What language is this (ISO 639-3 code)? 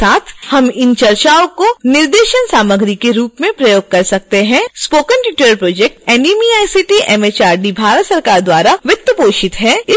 hin